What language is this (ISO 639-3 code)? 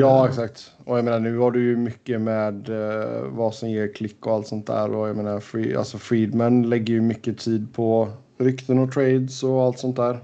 swe